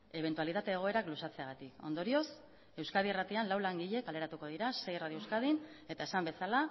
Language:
Basque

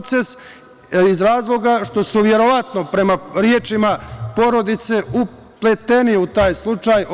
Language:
Serbian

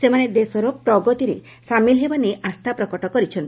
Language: Odia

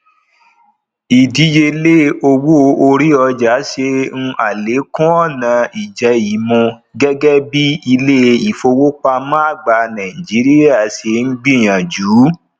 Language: Yoruba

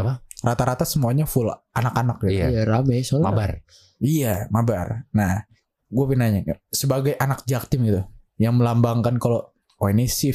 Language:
Indonesian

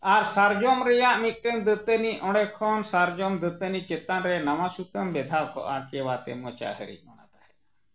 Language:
Santali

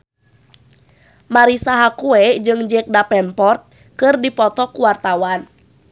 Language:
Sundanese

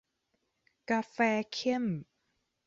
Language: Thai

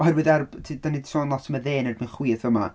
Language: Welsh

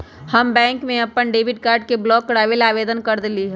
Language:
Magahi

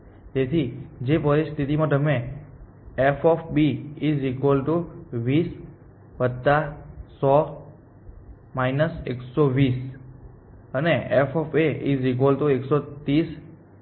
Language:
Gujarati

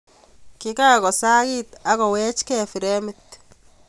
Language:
Kalenjin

